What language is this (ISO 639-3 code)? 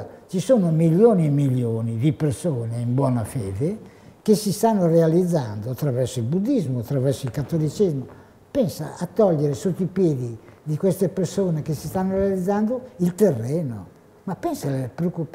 ita